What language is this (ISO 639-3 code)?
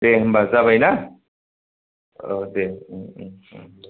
brx